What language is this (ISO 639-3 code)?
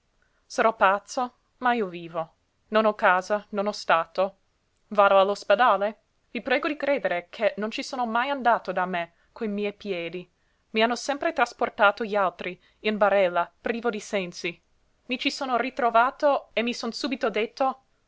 ita